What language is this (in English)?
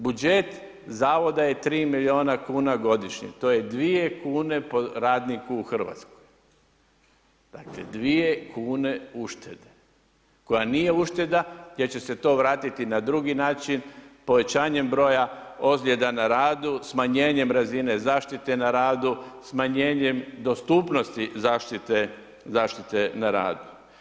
Croatian